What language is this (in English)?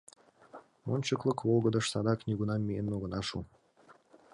Mari